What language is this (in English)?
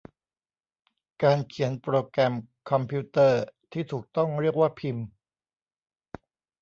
Thai